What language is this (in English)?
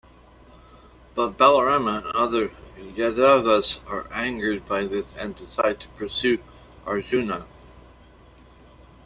English